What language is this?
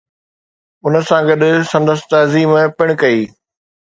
Sindhi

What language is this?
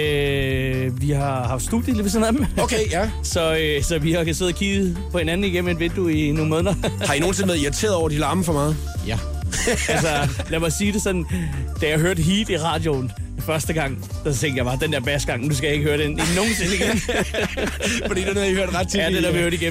Danish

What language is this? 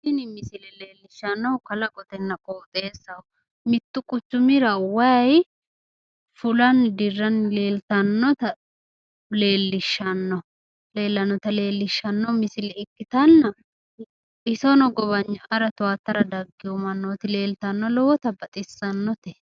Sidamo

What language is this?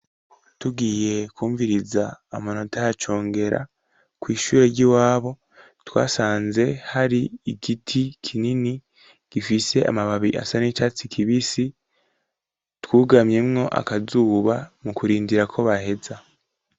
Rundi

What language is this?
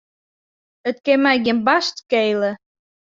Western Frisian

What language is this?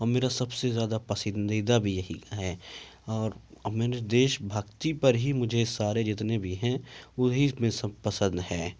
Urdu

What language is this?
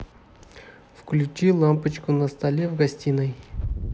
Russian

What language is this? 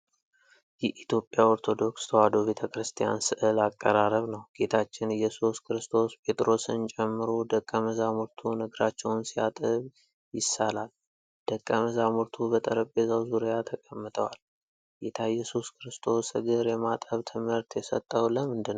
Amharic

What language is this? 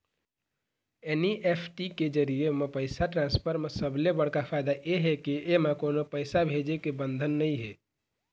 Chhattisgarhi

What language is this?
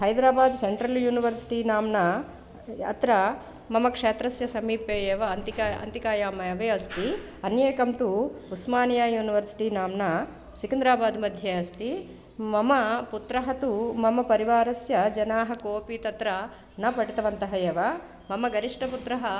Sanskrit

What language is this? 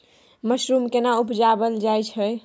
Maithili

